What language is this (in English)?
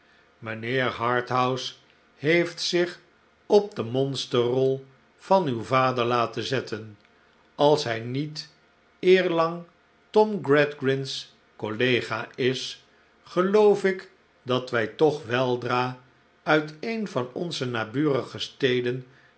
Dutch